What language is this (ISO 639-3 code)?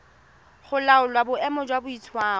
tsn